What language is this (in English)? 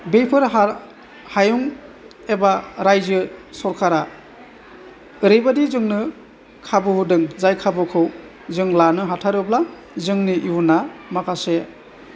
Bodo